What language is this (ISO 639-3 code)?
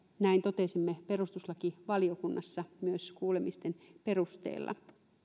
fin